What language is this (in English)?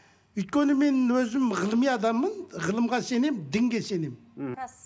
Kazakh